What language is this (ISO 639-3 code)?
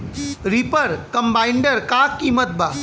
bho